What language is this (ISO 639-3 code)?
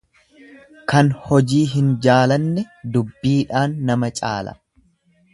orm